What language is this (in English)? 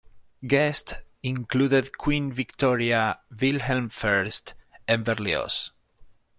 English